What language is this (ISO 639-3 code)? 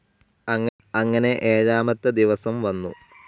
mal